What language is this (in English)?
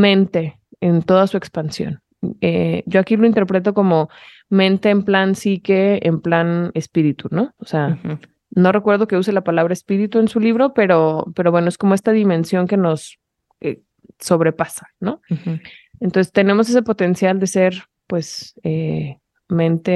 Spanish